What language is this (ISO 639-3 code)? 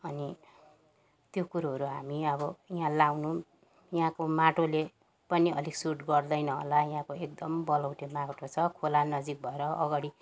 nep